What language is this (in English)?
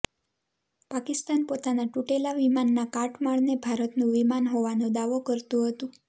Gujarati